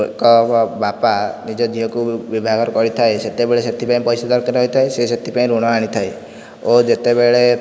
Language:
Odia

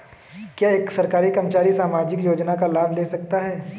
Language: Hindi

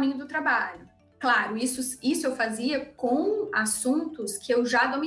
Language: Portuguese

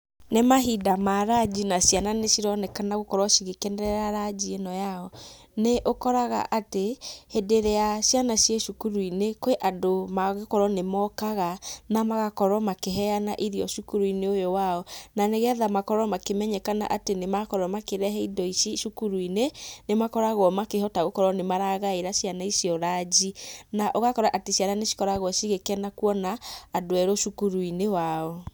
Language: Kikuyu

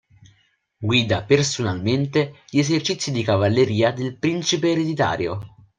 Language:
Italian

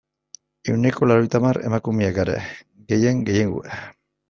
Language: Basque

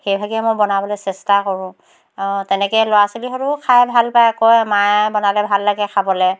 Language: Assamese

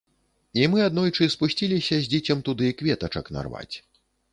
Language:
Belarusian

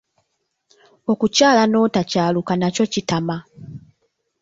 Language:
Ganda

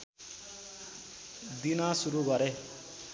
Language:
Nepali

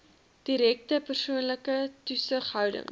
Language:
Afrikaans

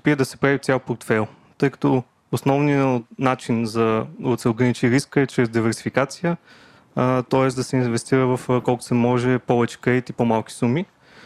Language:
Bulgarian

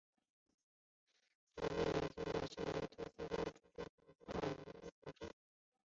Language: Chinese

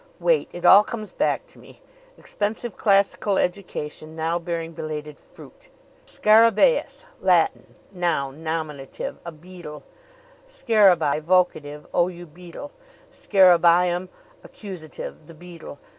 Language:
English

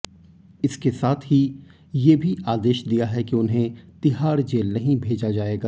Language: Hindi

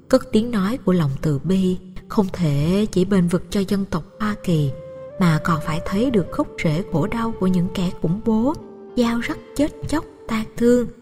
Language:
Vietnamese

